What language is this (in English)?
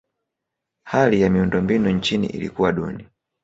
Swahili